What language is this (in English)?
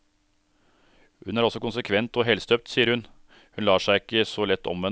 Norwegian